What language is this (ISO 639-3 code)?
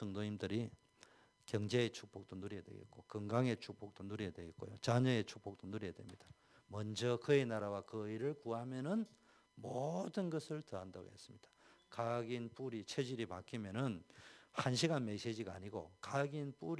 kor